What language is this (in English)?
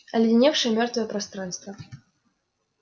Russian